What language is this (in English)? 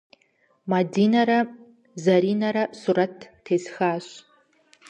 Kabardian